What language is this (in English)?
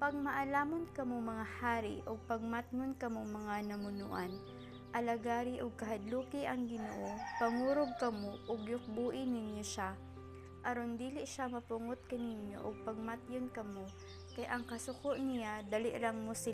Filipino